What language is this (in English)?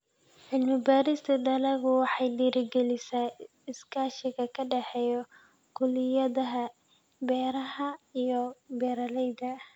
Somali